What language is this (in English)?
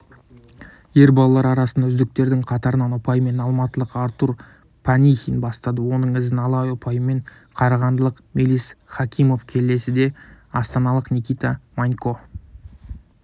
Kazakh